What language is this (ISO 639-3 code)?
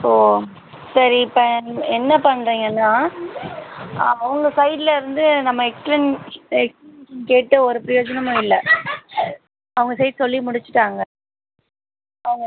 tam